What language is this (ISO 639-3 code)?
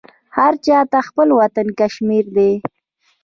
pus